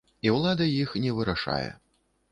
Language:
Belarusian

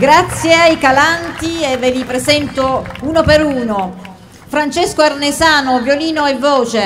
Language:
Italian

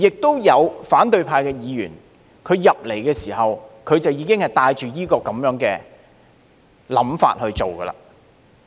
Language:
Cantonese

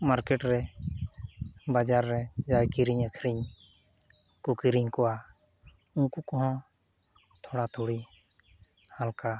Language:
Santali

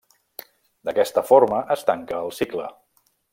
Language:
Catalan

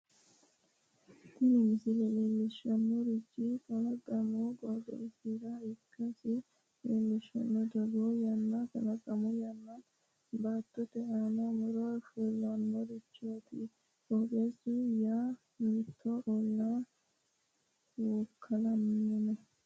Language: Sidamo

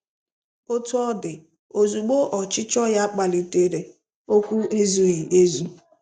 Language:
Igbo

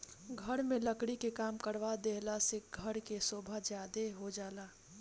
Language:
Bhojpuri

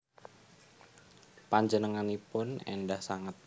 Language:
Javanese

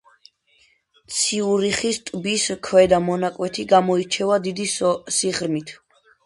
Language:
Georgian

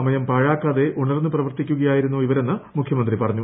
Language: Malayalam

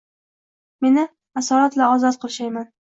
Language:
Uzbek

